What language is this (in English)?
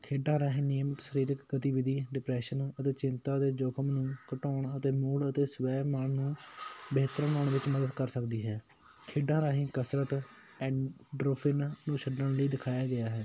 Punjabi